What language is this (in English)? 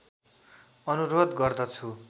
Nepali